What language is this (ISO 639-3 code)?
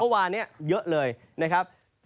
tha